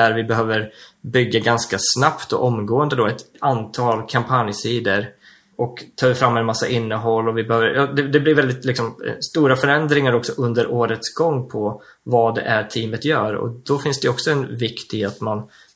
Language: Swedish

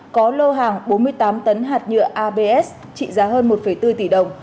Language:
Vietnamese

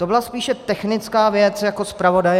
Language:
Czech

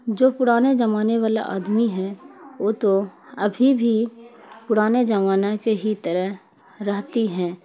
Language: Urdu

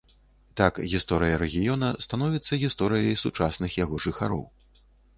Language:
Belarusian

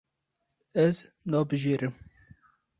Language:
Kurdish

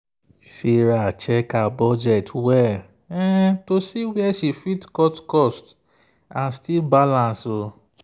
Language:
Nigerian Pidgin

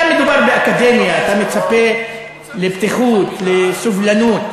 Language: Hebrew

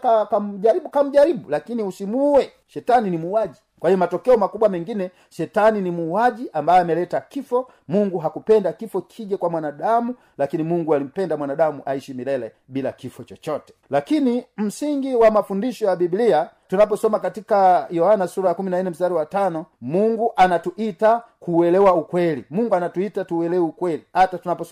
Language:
Swahili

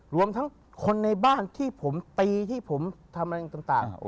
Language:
Thai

